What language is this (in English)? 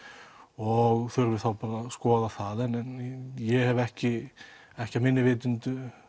Icelandic